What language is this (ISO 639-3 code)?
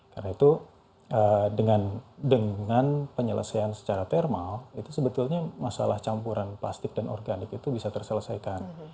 ind